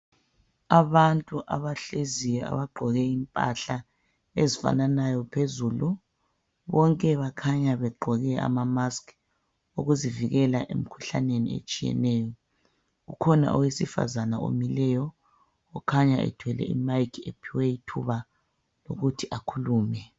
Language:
North Ndebele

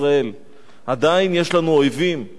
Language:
Hebrew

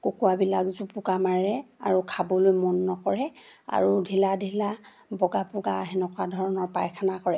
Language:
Assamese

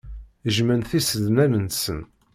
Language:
Kabyle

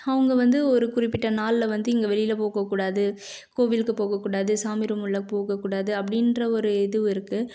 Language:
Tamil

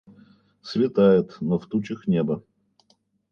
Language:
Russian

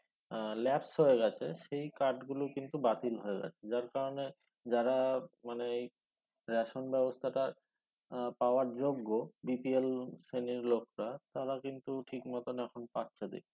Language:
Bangla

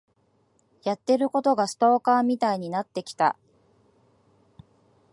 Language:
Japanese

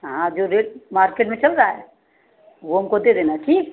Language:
Hindi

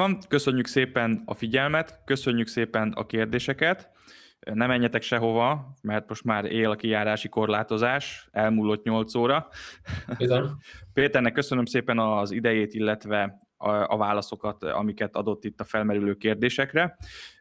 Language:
Hungarian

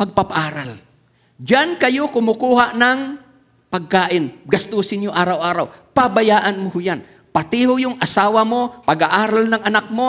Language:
Filipino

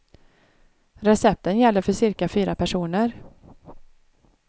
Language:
Swedish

